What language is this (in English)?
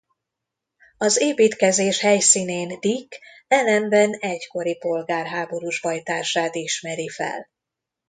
Hungarian